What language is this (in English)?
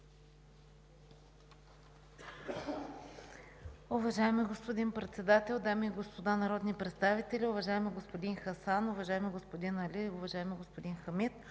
Bulgarian